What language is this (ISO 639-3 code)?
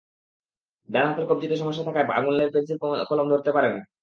ben